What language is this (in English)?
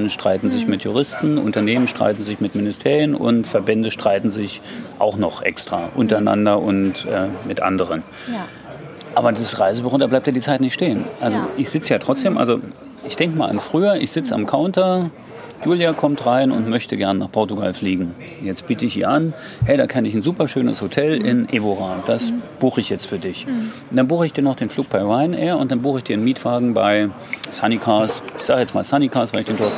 German